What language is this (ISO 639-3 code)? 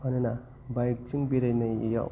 brx